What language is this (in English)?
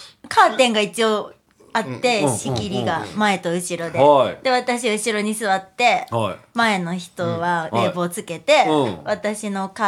Japanese